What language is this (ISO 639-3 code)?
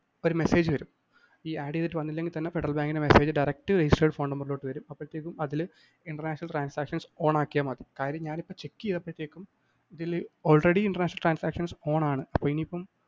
mal